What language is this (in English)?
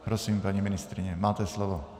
Czech